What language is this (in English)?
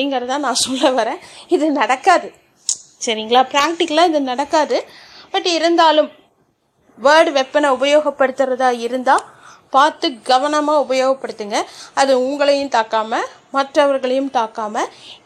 Tamil